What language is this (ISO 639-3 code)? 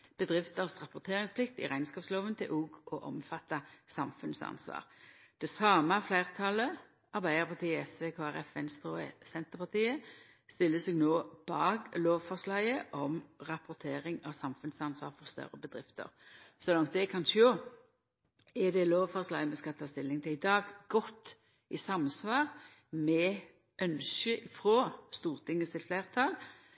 nno